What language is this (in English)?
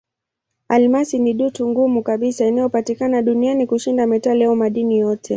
Swahili